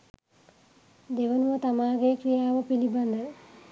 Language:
Sinhala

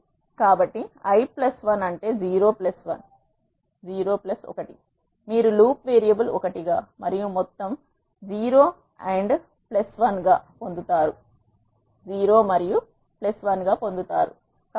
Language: Telugu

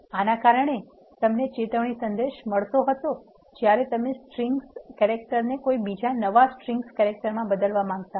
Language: Gujarati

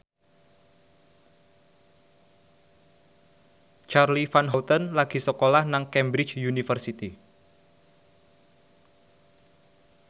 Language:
Javanese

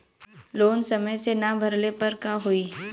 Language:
Bhojpuri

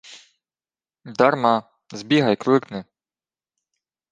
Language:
Ukrainian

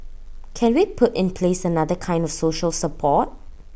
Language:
English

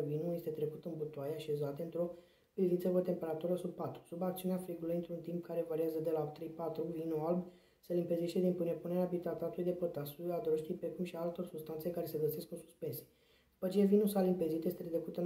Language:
Romanian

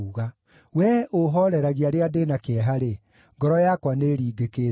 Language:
Kikuyu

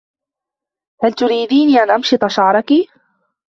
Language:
Arabic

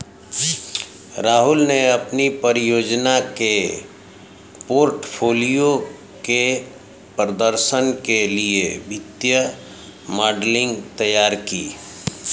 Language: Hindi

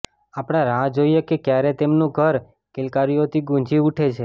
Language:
Gujarati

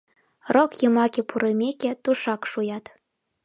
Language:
Mari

